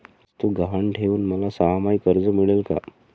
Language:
Marathi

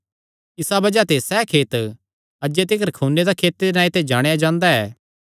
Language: Kangri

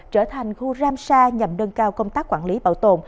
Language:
Vietnamese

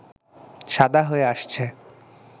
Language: Bangla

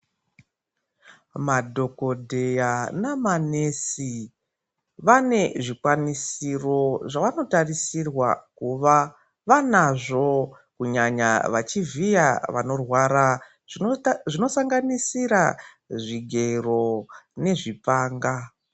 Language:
Ndau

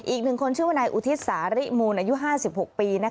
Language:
Thai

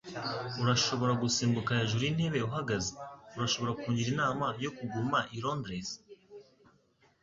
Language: Kinyarwanda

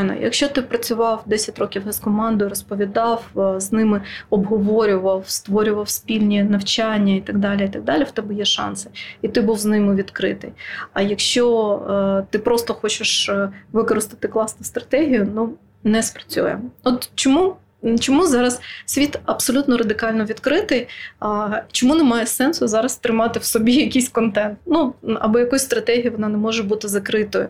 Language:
Ukrainian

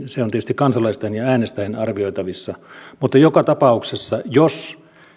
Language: Finnish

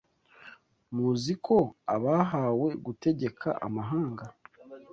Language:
Kinyarwanda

